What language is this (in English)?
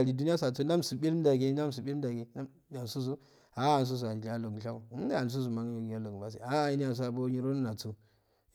Afade